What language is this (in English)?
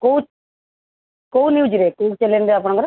Odia